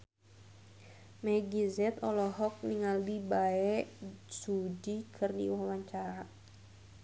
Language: Sundanese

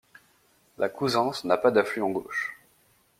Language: French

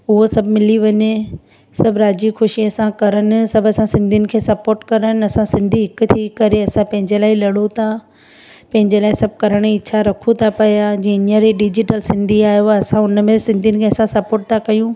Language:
Sindhi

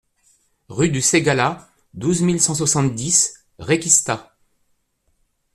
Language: French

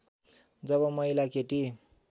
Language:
Nepali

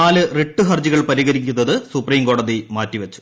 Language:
Malayalam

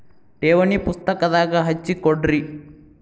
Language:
Kannada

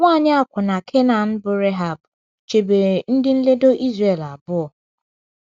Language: Igbo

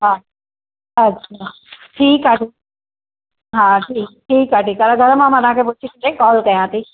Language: Sindhi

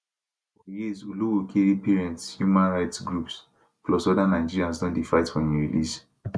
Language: Nigerian Pidgin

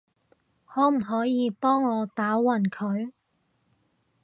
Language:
Cantonese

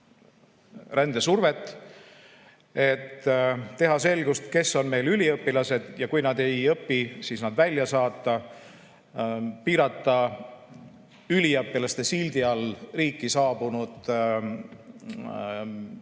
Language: Estonian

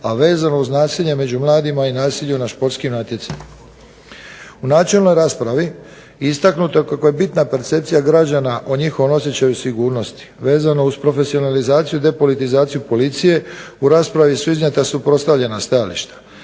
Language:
Croatian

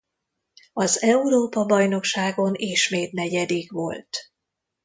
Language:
Hungarian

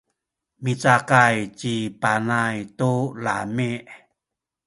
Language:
Sakizaya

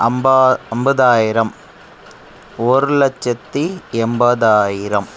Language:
Tamil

